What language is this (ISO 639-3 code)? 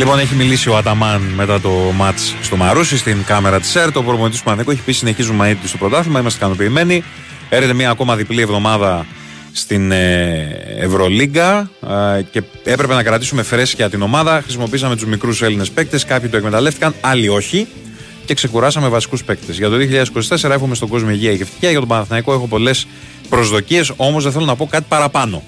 ell